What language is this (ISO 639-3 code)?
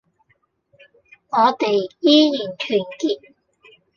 yue